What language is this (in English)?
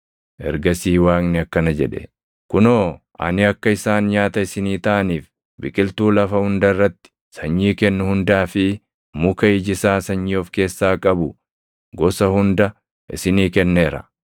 Oromo